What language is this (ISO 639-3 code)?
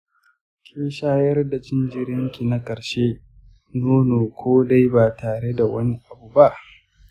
hau